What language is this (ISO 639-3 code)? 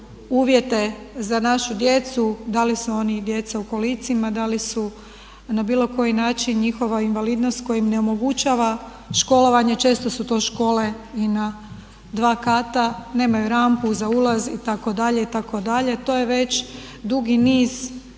hrv